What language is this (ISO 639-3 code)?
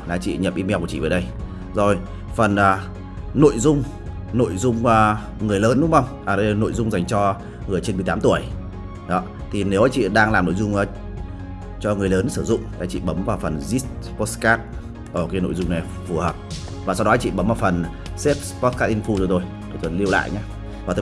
vie